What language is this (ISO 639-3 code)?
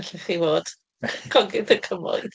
cym